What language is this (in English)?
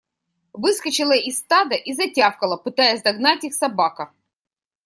Russian